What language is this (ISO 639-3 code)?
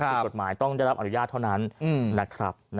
tha